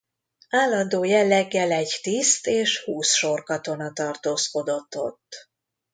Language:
Hungarian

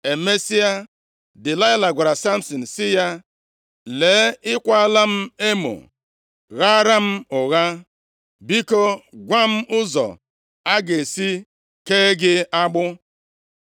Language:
Igbo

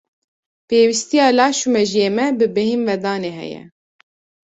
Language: Kurdish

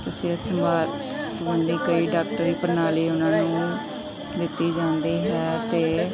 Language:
Punjabi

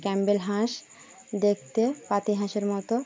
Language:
Bangla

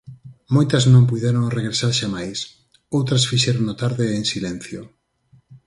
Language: Galician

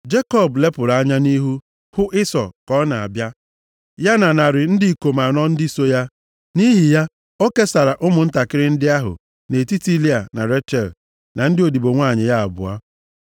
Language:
Igbo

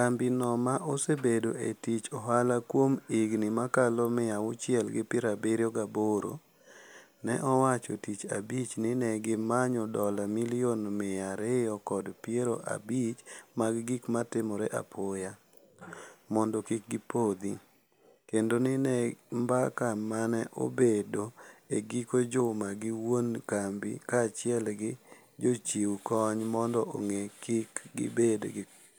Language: Luo (Kenya and Tanzania)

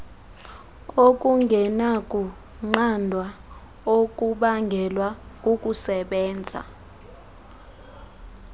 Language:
Xhosa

